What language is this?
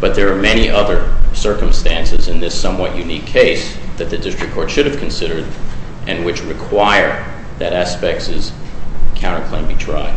English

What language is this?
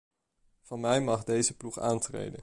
Dutch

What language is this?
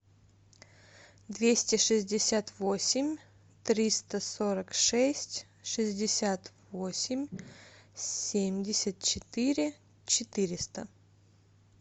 Russian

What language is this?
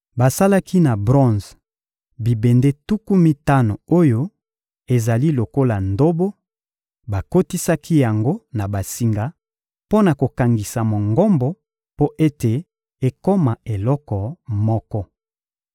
Lingala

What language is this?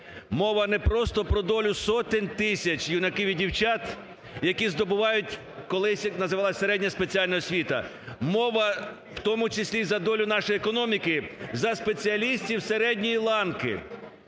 Ukrainian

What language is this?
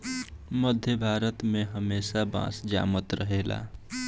Bhojpuri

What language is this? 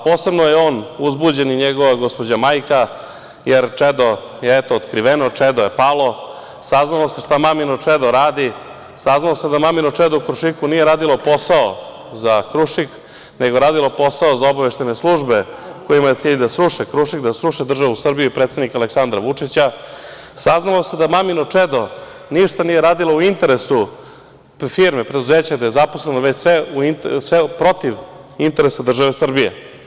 Serbian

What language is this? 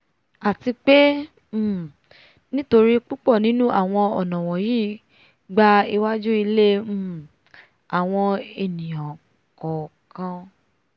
Yoruba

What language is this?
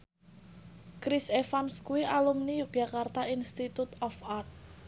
Javanese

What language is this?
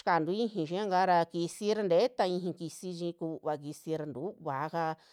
Western Juxtlahuaca Mixtec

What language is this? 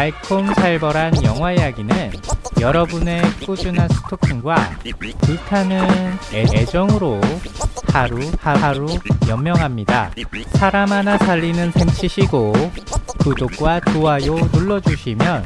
Korean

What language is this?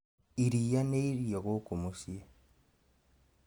Kikuyu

